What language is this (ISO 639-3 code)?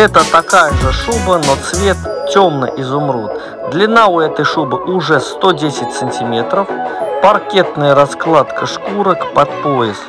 rus